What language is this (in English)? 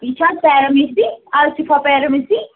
Kashmiri